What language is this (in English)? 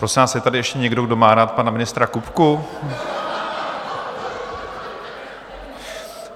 Czech